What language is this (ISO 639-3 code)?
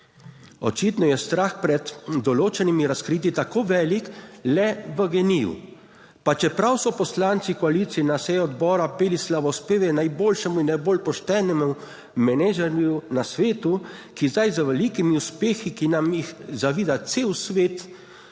slv